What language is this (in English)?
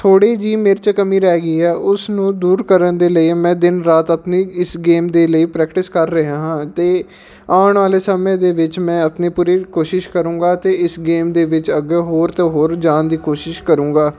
Punjabi